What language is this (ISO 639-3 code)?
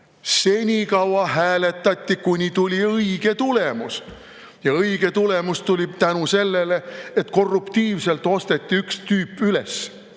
est